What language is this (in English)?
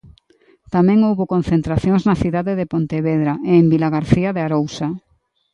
Galician